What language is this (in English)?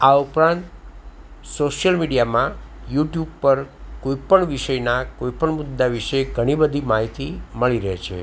Gujarati